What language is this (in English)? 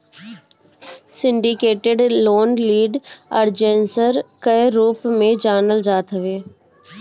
Bhojpuri